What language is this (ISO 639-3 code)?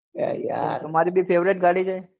guj